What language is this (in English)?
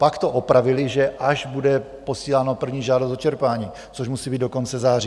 Czech